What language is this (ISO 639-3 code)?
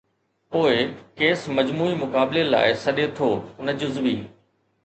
snd